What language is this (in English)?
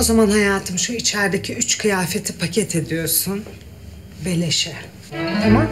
Turkish